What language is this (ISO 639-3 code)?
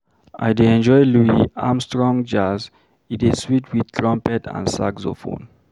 pcm